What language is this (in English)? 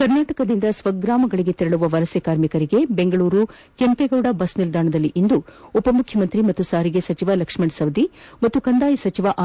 Kannada